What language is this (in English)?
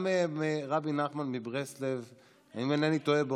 Hebrew